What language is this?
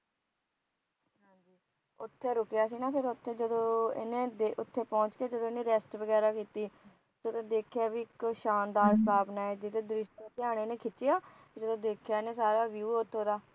Punjabi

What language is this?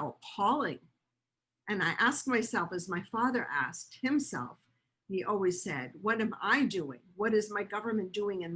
English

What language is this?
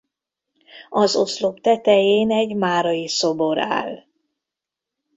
Hungarian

